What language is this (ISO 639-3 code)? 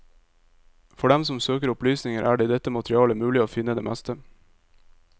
nor